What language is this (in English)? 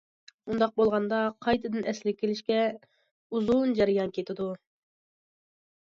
Uyghur